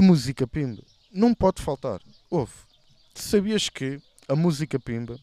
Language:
Portuguese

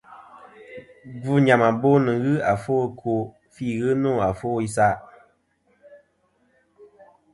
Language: Kom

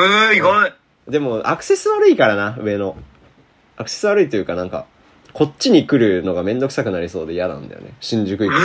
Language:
Japanese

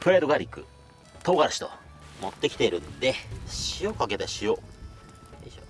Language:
Japanese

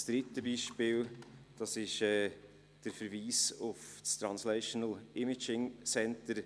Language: Swiss German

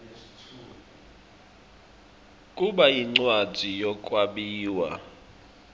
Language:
Swati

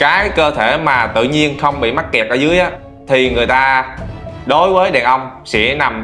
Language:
Vietnamese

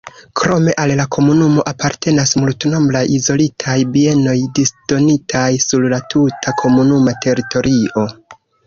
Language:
Esperanto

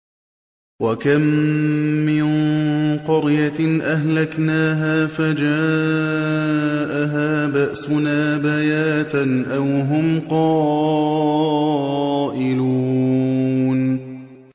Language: Arabic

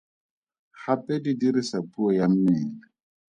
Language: Tswana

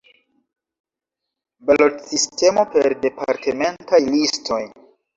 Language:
Esperanto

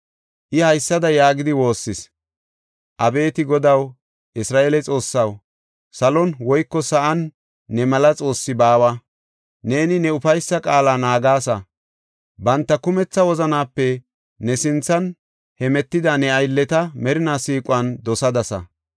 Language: Gofa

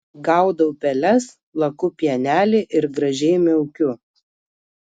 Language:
Lithuanian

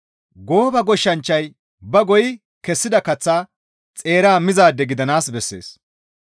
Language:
Gamo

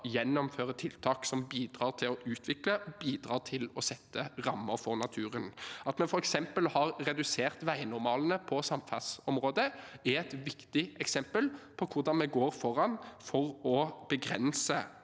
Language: Norwegian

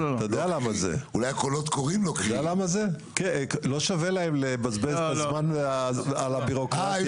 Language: Hebrew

